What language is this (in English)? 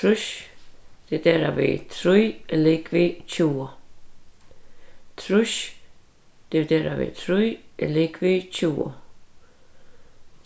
Faroese